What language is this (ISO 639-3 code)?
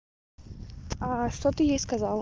rus